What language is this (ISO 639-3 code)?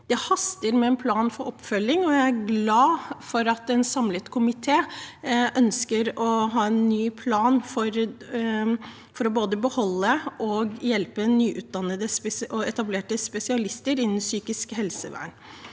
nor